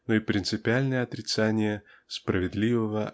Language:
Russian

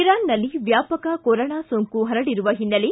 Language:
Kannada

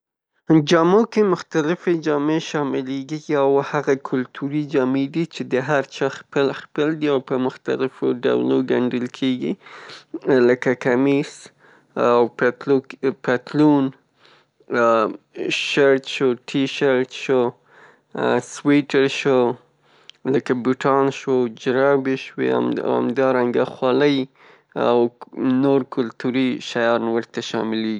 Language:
Pashto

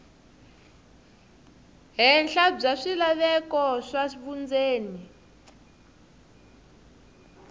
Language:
Tsonga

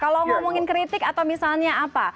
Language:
Indonesian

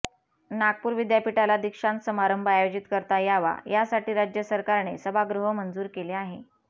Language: Marathi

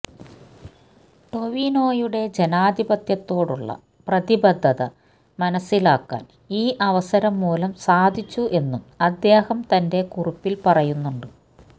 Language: Malayalam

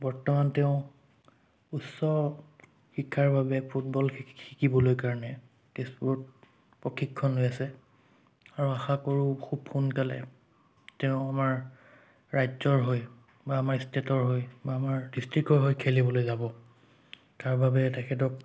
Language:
Assamese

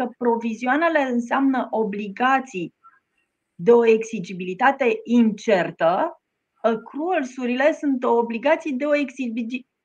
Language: Romanian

